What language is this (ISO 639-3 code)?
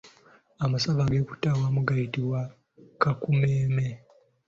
lug